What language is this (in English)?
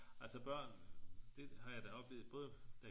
Danish